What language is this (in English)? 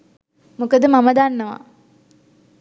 Sinhala